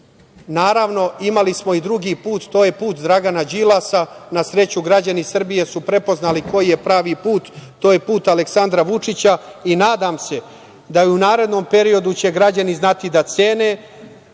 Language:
Serbian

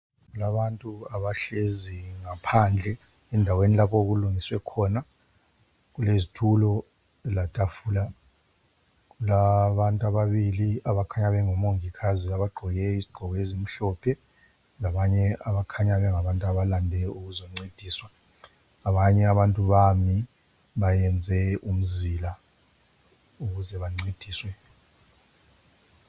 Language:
North Ndebele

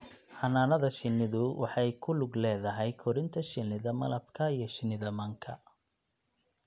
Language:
Somali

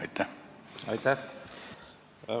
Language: Estonian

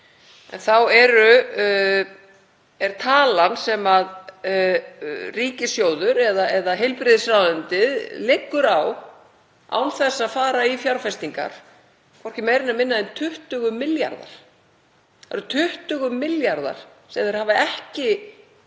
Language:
Icelandic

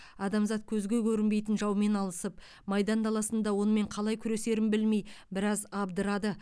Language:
Kazakh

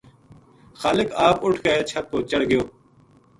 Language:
Gujari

